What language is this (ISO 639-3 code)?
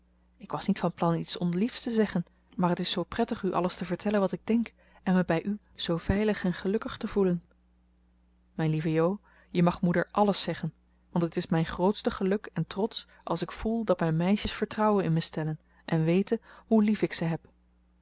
nld